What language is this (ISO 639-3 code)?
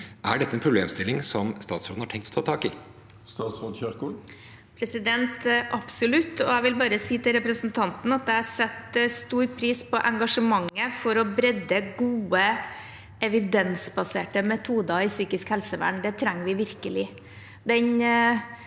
nor